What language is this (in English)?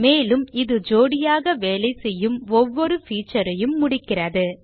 Tamil